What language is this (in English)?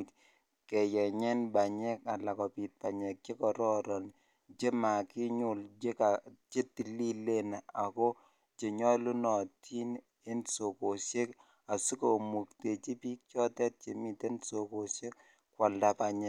Kalenjin